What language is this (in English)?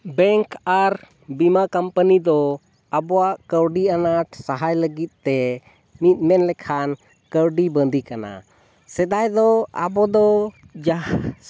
Santali